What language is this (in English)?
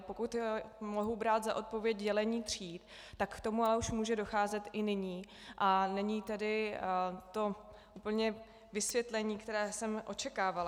Czech